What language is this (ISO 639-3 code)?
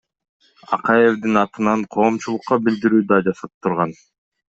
kir